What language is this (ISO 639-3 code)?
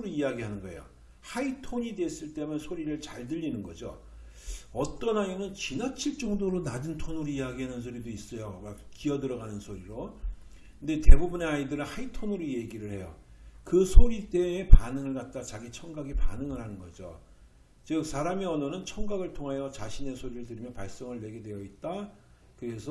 kor